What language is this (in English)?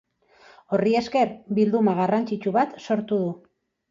Basque